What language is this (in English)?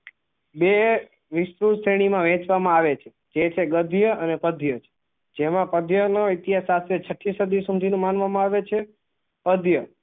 Gujarati